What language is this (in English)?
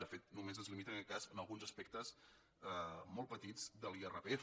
Catalan